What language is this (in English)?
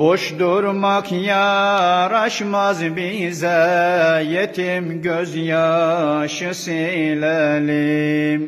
Turkish